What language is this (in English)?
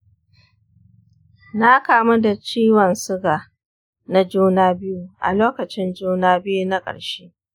Hausa